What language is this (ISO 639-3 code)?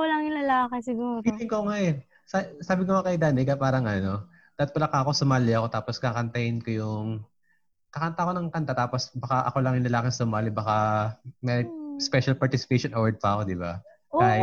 fil